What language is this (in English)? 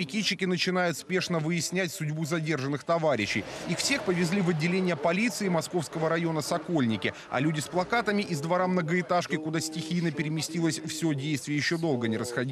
Russian